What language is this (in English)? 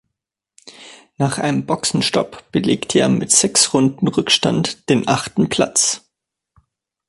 German